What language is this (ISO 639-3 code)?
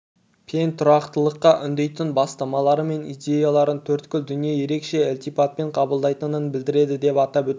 kaz